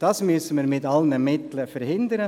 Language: Swiss German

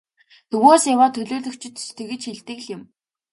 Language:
Mongolian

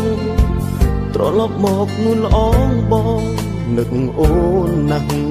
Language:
Thai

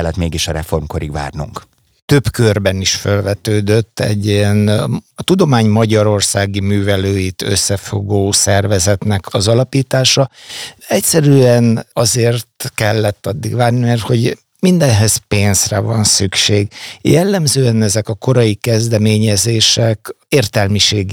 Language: Hungarian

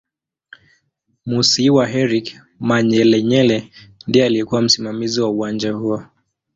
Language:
Swahili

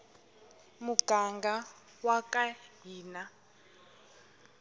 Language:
Tsonga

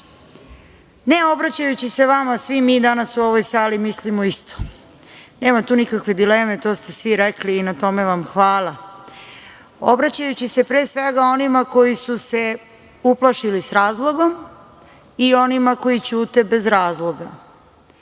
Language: Serbian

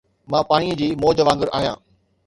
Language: Sindhi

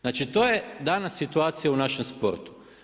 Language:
Croatian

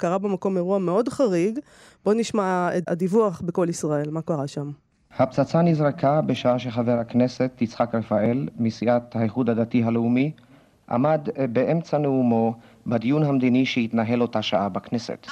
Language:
Hebrew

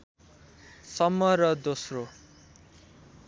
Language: Nepali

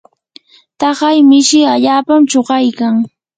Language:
Yanahuanca Pasco Quechua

